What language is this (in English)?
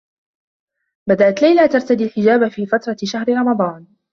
Arabic